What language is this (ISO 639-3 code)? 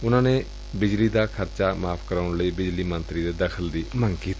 pan